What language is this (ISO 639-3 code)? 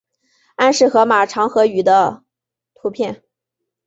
zho